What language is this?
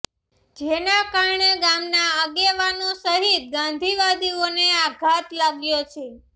Gujarati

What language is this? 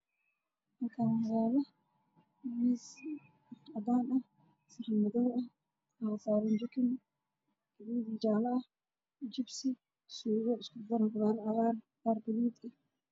Somali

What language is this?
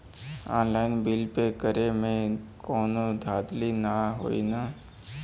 Bhojpuri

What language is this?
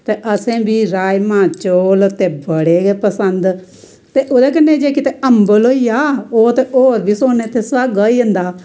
Dogri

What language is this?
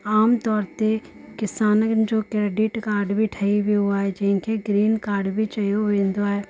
Sindhi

